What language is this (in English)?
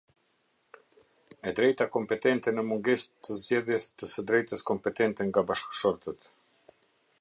Albanian